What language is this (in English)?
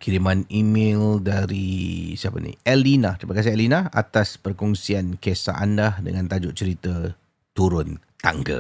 Malay